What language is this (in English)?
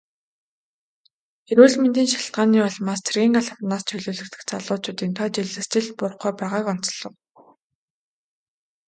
Mongolian